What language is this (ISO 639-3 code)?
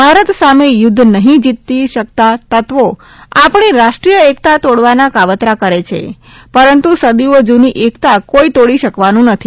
guj